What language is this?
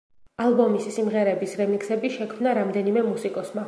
Georgian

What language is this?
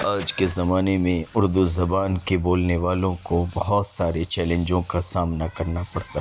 Urdu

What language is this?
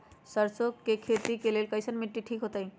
Magahi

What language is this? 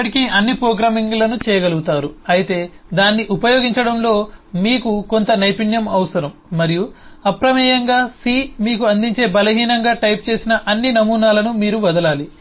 Telugu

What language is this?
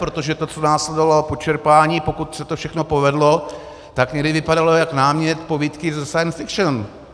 Czech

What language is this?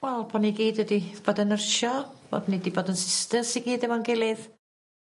Welsh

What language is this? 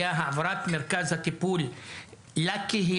Hebrew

